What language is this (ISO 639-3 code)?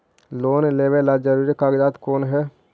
mag